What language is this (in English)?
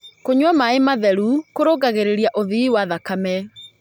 Kikuyu